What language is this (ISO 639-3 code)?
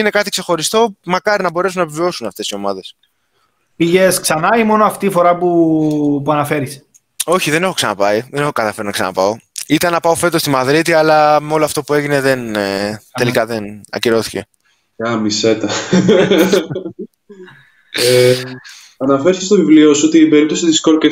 ell